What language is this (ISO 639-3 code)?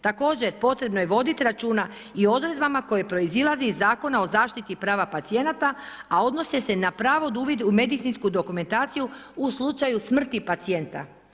hrv